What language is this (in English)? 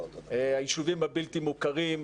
Hebrew